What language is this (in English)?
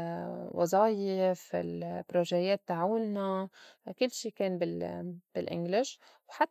North Levantine Arabic